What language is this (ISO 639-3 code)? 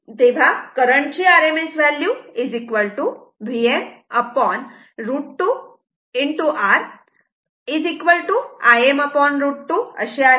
mar